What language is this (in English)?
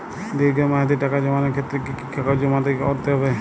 Bangla